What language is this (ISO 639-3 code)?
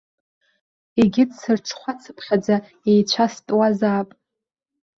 abk